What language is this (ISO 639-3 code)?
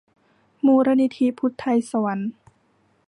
tha